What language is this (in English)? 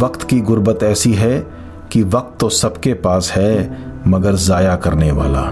Hindi